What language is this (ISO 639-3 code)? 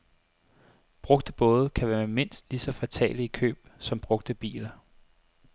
dan